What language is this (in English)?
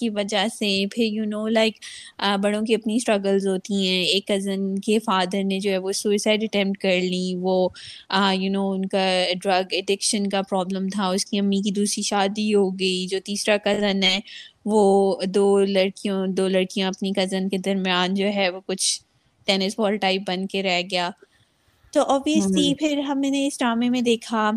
Urdu